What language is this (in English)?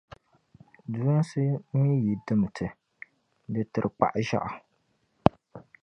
Dagbani